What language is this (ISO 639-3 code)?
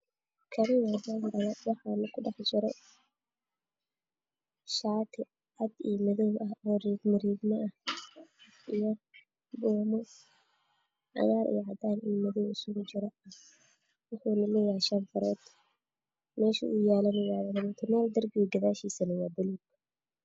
som